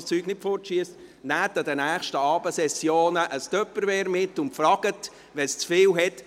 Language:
Swiss German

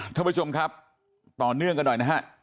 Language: Thai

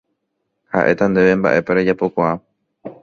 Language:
Guarani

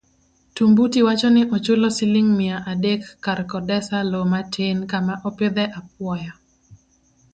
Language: Luo (Kenya and Tanzania)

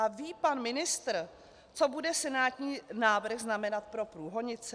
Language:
Czech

